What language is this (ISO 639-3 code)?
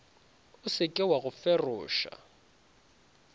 nso